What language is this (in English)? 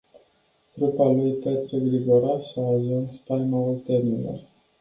Romanian